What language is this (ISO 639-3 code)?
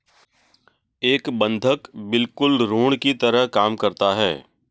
hin